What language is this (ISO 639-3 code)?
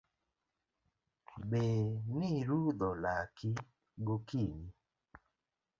luo